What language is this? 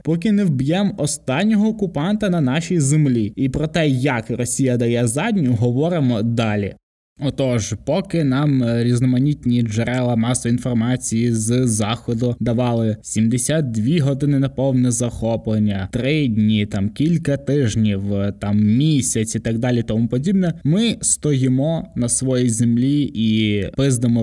Ukrainian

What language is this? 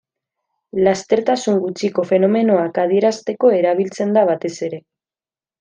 Basque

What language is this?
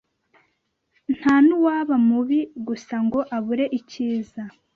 Kinyarwanda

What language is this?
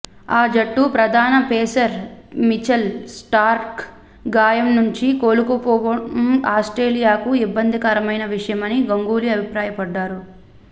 Telugu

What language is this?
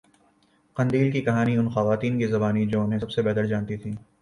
Urdu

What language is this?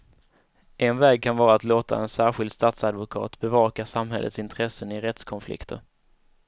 Swedish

